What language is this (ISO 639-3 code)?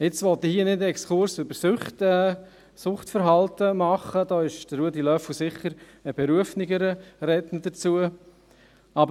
gsw